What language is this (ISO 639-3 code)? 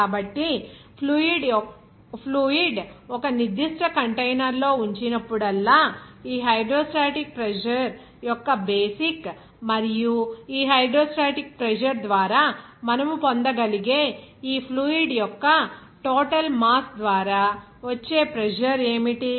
tel